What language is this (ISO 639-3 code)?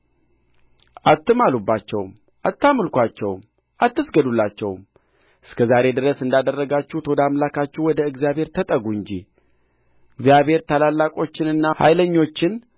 amh